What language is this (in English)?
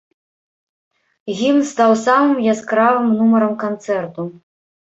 Belarusian